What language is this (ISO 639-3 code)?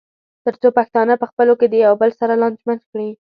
pus